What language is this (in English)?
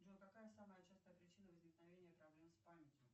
Russian